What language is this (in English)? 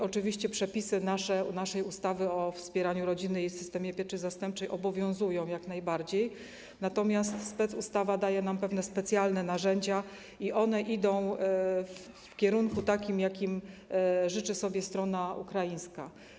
Polish